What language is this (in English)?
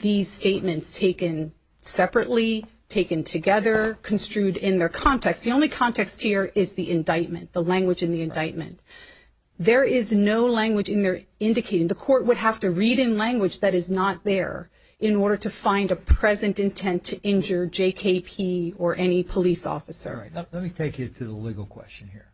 English